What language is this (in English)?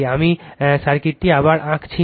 Bangla